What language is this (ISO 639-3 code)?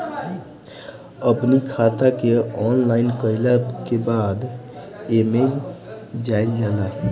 bho